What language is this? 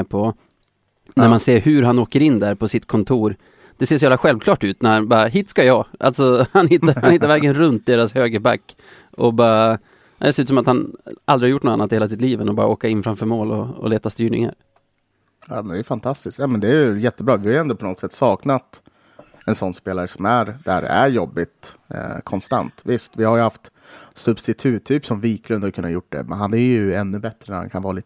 Swedish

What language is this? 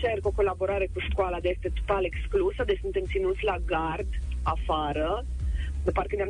Romanian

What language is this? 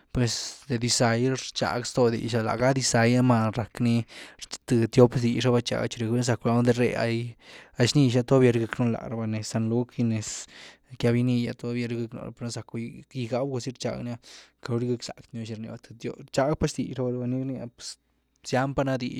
Güilá Zapotec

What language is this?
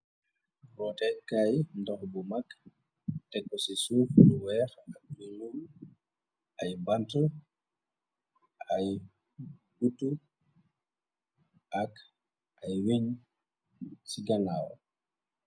Wolof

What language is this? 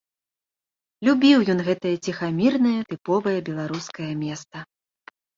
Belarusian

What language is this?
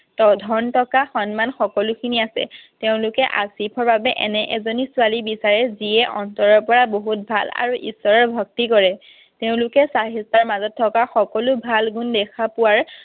Assamese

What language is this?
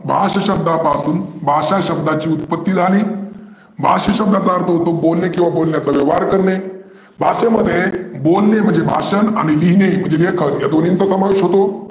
Marathi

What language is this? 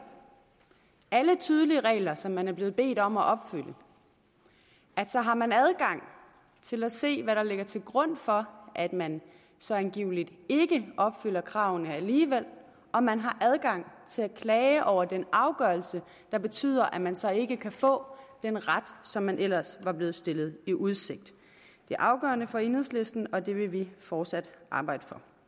Danish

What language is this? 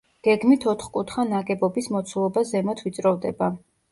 Georgian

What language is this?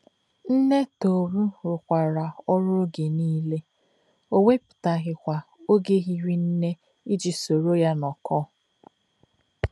Igbo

